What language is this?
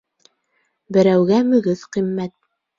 Bashkir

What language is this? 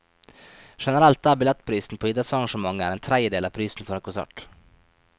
Norwegian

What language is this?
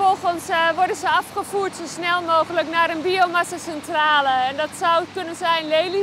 Dutch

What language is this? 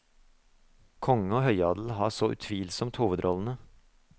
Norwegian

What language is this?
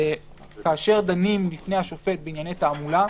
Hebrew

